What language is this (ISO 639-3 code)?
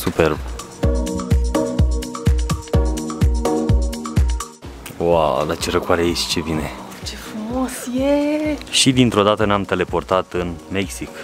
ron